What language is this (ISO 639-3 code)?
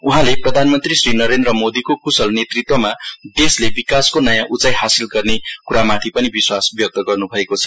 nep